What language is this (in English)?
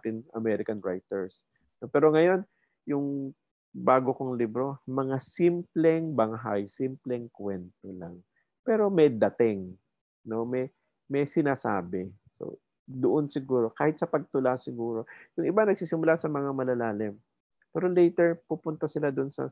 Filipino